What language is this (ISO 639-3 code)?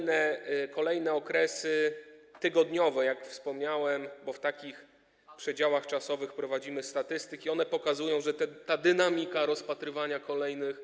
pol